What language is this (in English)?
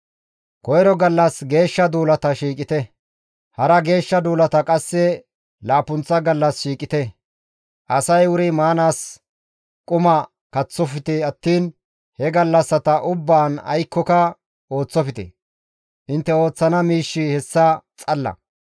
Gamo